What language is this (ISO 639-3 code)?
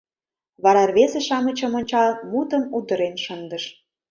chm